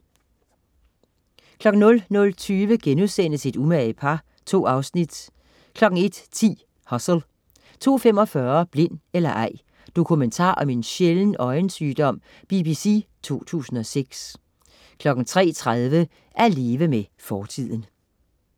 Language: Danish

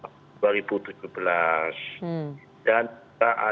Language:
Indonesian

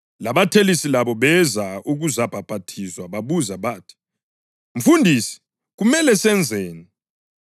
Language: North Ndebele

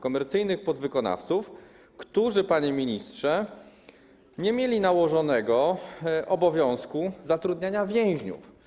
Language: Polish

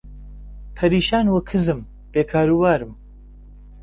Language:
Central Kurdish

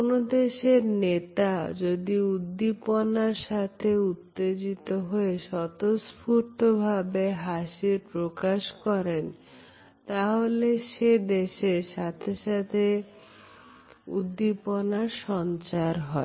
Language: Bangla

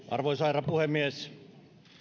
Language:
Finnish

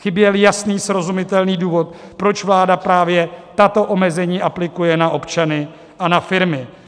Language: Czech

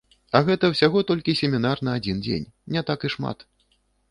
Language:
Belarusian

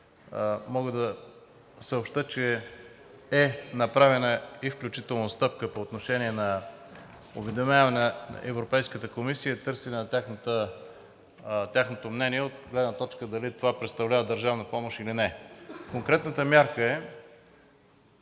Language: Bulgarian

